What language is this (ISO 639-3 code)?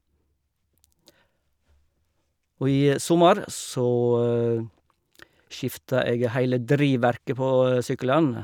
nor